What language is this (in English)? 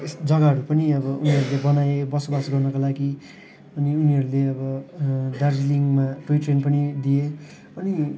Nepali